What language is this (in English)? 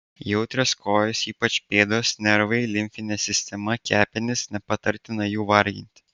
Lithuanian